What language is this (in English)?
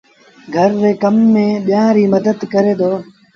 Sindhi Bhil